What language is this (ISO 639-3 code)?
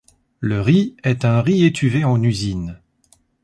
fra